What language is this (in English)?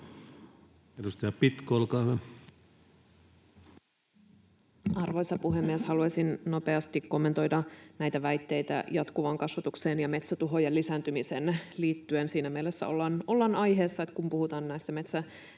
Finnish